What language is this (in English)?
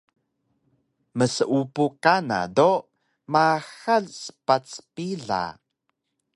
Taroko